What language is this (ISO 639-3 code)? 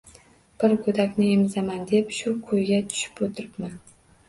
uzb